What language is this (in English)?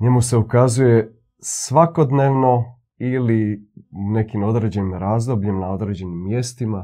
Croatian